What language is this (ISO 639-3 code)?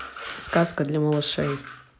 rus